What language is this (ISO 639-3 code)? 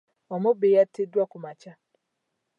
lug